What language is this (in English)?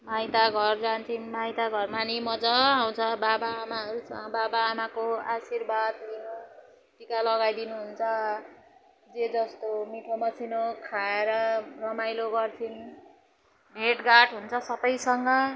Nepali